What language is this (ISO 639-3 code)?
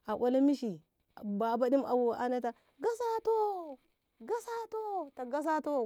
nbh